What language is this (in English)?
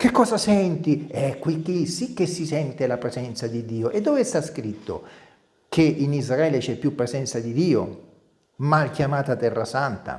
Italian